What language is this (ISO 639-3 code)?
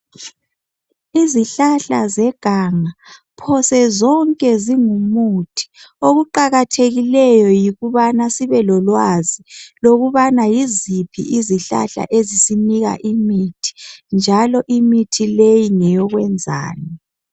nde